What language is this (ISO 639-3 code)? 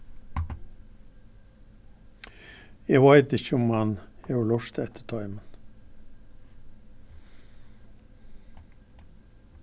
fao